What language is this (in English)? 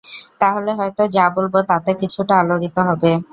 Bangla